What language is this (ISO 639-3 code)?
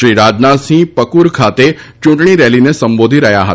guj